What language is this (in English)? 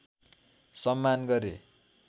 Nepali